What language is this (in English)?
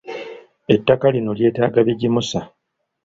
Ganda